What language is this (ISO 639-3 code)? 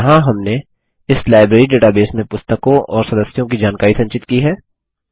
hin